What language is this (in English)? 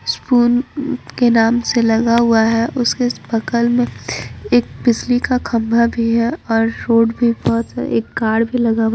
Hindi